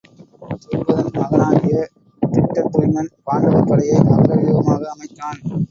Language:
Tamil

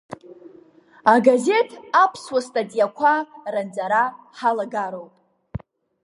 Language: Abkhazian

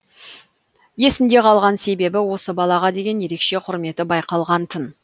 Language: Kazakh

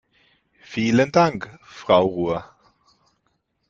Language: German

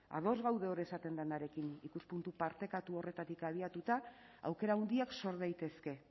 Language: Basque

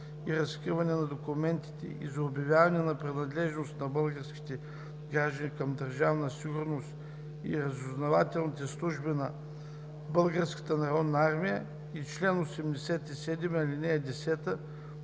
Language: Bulgarian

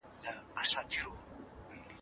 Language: Pashto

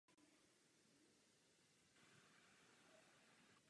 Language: Czech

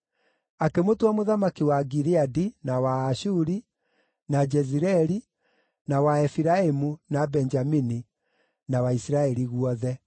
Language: Kikuyu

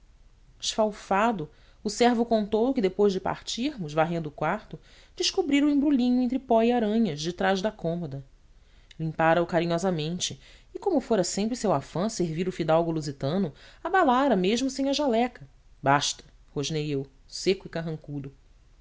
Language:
Portuguese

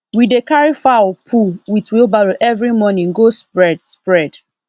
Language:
Nigerian Pidgin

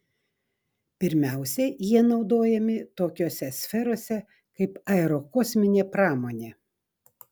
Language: Lithuanian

